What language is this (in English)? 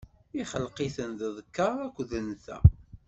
Kabyle